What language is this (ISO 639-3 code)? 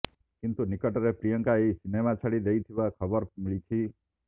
ori